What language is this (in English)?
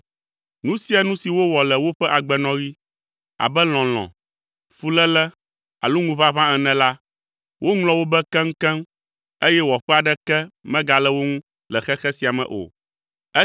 Ewe